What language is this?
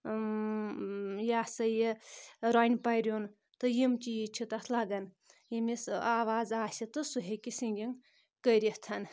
Kashmiri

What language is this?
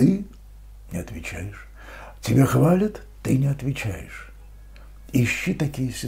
Russian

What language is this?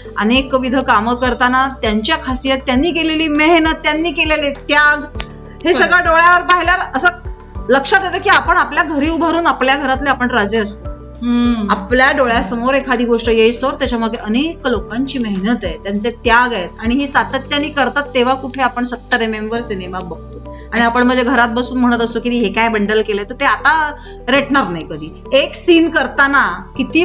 Marathi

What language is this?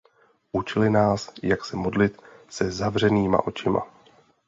Czech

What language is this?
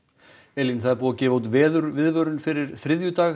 Icelandic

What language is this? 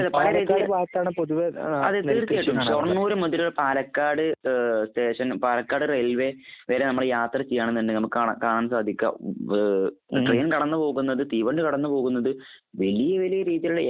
Malayalam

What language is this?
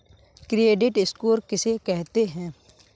Hindi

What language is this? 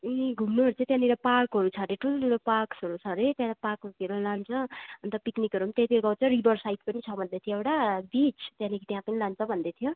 Nepali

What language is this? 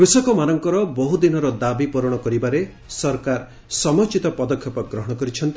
Odia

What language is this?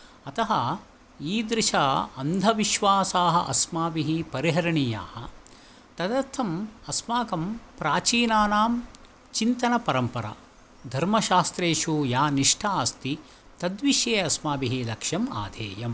Sanskrit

